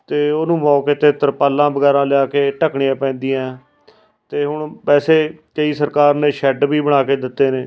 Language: Punjabi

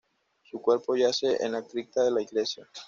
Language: Spanish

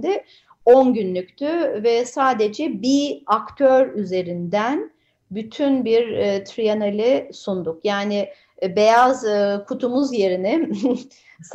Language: Turkish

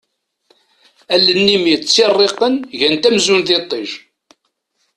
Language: Kabyle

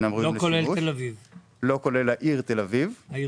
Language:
Hebrew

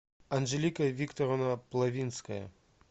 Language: Russian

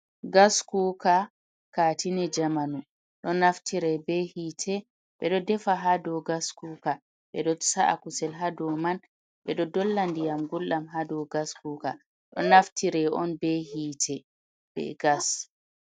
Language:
Fula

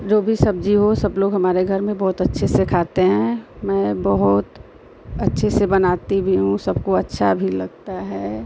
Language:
Hindi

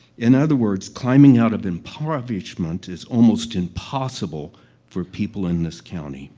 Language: English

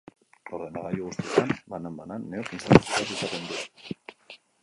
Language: Basque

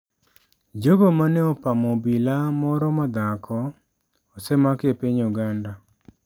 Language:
Luo (Kenya and Tanzania)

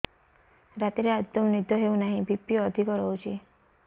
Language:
Odia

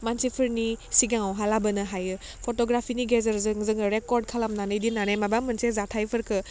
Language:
Bodo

